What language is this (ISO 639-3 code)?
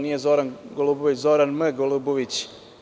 srp